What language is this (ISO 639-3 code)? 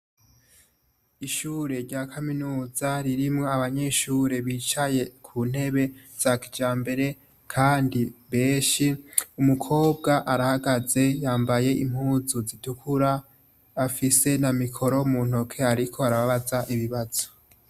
run